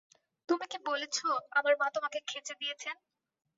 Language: Bangla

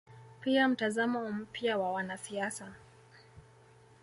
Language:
Swahili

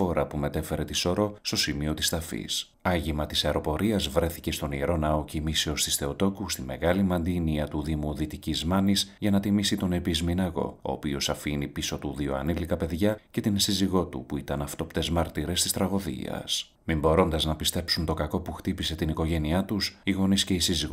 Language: Greek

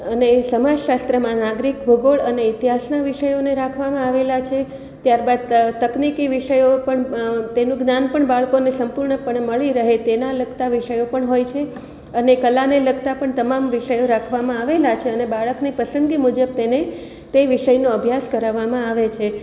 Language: Gujarati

